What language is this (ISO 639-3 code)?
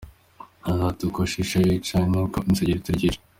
kin